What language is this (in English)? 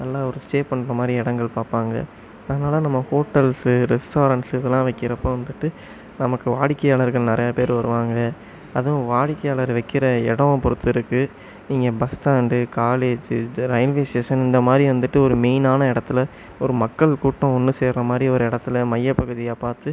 Tamil